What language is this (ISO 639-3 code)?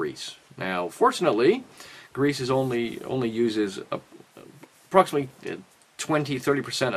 eng